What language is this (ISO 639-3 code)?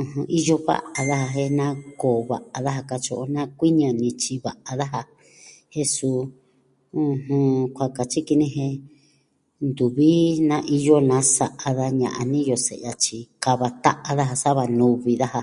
meh